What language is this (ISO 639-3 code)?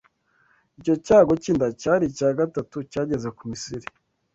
kin